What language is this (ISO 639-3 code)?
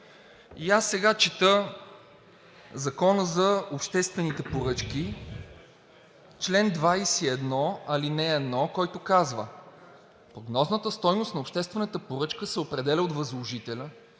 bul